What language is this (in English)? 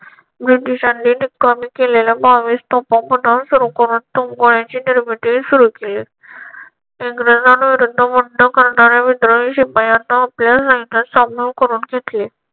Marathi